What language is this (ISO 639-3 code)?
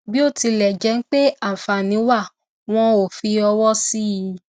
yor